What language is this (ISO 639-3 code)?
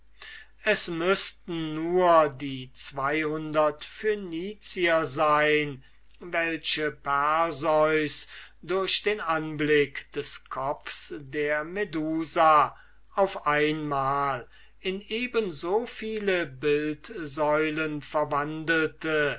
deu